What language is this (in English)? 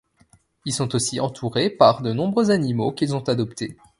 French